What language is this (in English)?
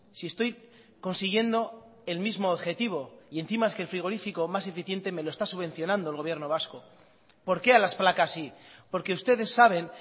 Spanish